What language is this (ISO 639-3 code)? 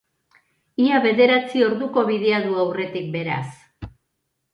eus